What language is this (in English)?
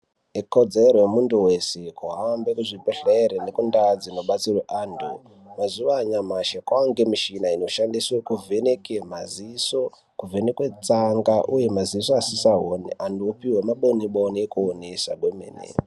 Ndau